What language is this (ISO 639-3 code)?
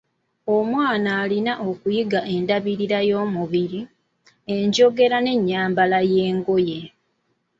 lug